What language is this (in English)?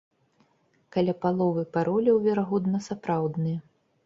Belarusian